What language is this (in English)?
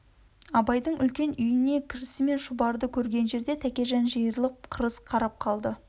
Kazakh